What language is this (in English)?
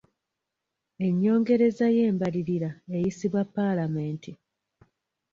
Ganda